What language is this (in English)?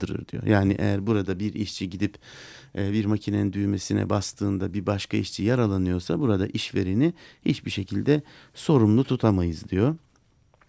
Turkish